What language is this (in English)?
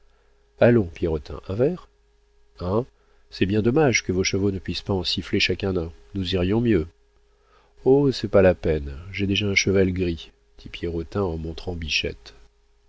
French